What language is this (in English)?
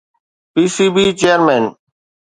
Sindhi